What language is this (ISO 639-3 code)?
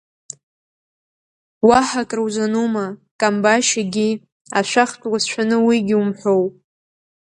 abk